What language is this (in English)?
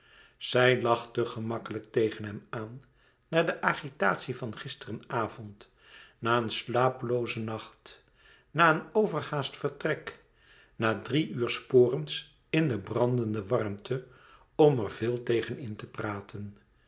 Dutch